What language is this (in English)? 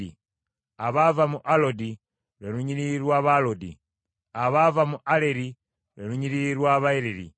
Ganda